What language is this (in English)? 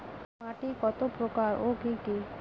Bangla